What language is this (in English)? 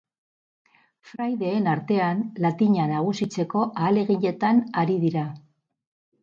Basque